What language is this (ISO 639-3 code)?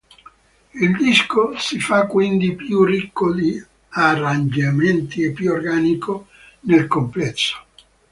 ita